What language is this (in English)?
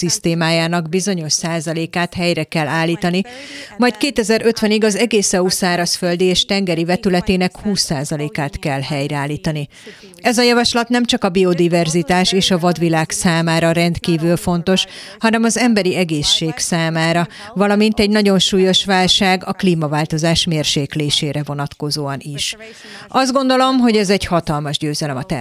Hungarian